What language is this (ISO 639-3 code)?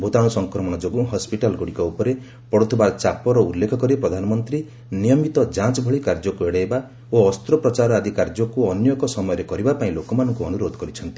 ori